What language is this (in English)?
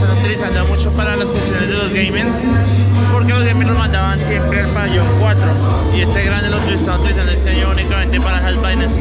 Spanish